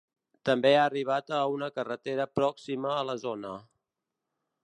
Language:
Catalan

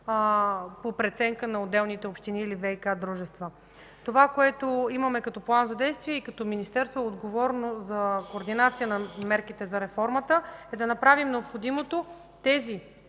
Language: Bulgarian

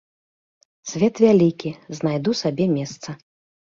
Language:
Belarusian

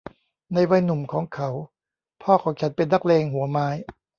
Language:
Thai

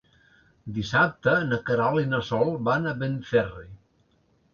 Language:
Catalan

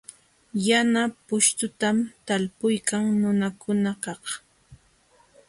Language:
Jauja Wanca Quechua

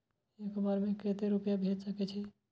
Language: Maithili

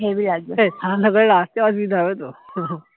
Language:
Bangla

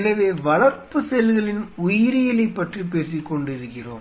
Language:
Tamil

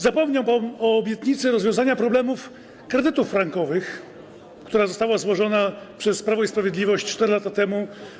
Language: Polish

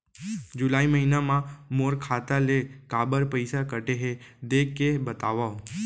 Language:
Chhattisgarhi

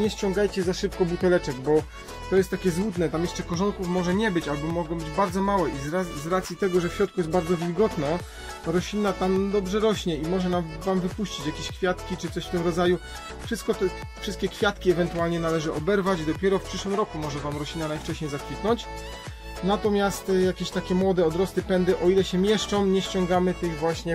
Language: Polish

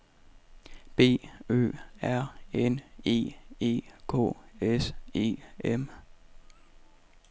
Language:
Danish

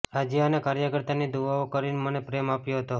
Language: Gujarati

